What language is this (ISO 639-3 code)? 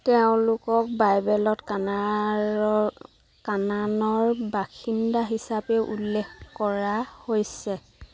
asm